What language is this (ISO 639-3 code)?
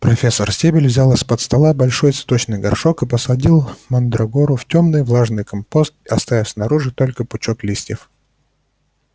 rus